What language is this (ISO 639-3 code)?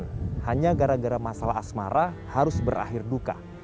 ind